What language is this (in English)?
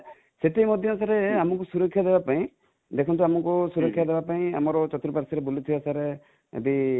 Odia